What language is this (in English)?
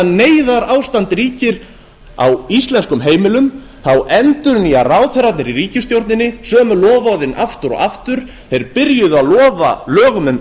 Icelandic